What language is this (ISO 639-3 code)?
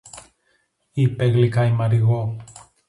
ell